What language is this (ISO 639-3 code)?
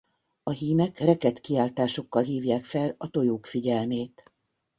hun